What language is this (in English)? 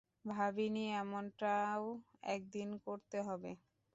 Bangla